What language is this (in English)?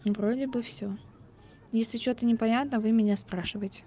Russian